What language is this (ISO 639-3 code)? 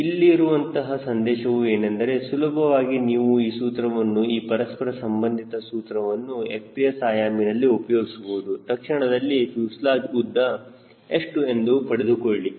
kan